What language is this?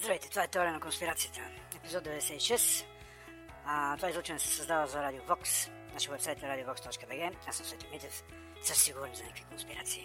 Bulgarian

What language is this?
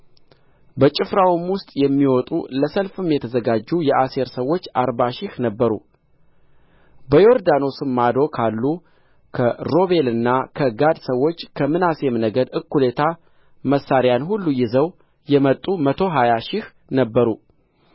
Amharic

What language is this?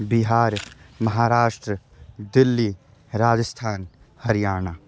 Sanskrit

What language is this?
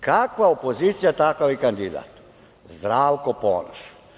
Serbian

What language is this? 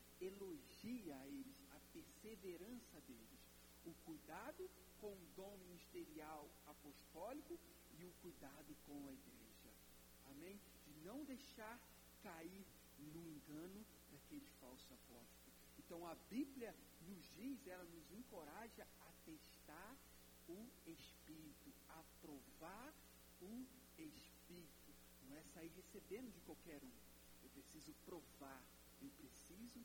Portuguese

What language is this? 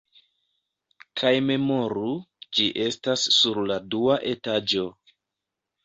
Esperanto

